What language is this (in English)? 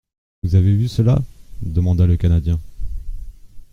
French